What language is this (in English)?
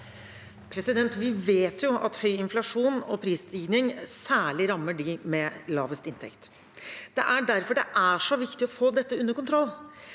Norwegian